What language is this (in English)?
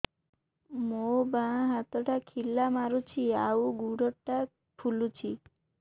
Odia